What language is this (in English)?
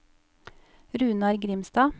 Norwegian